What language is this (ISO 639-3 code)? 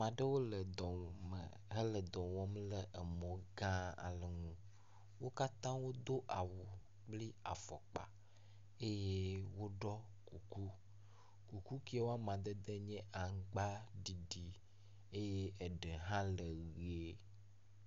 ewe